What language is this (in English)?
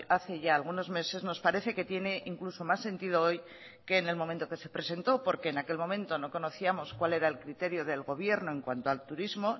Spanish